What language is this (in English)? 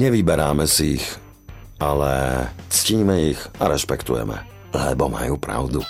Slovak